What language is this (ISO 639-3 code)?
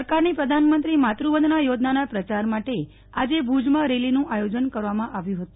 guj